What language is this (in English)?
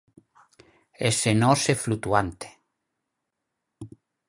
Galician